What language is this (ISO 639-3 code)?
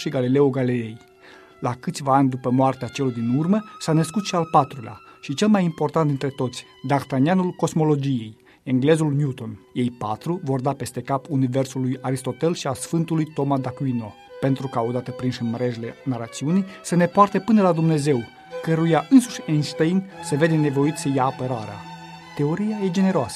ron